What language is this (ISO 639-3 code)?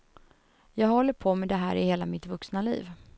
swe